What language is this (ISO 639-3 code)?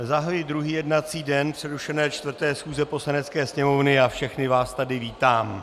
ces